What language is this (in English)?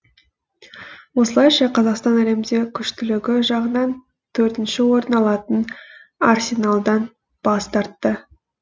Kazakh